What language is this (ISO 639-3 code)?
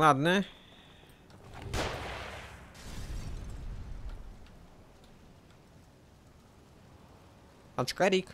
rus